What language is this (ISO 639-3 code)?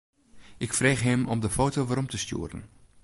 fry